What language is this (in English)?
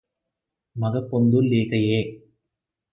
Telugu